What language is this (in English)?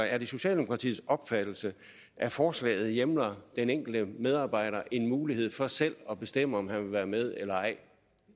Danish